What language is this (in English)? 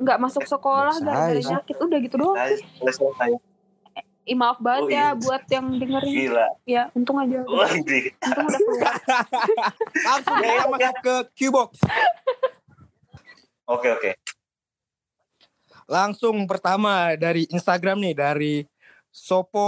Indonesian